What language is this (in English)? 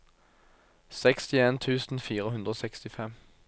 Norwegian